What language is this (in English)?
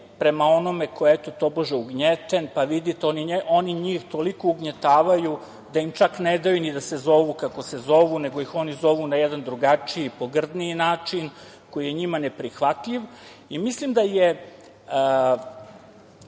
Serbian